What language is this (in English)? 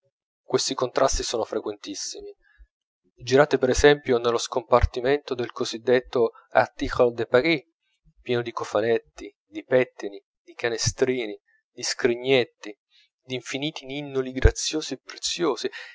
Italian